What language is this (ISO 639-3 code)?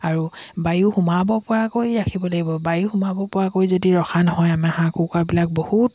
asm